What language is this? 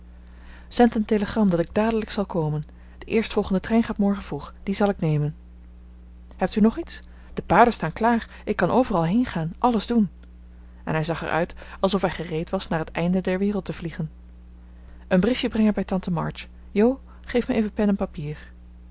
Dutch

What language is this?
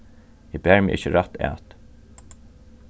Faroese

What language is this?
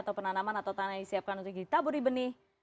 Indonesian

